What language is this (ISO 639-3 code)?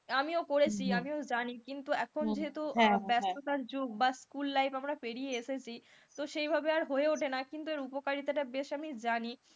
ben